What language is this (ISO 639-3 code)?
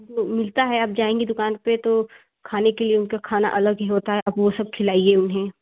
hin